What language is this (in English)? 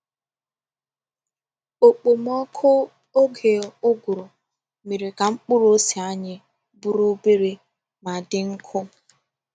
Igbo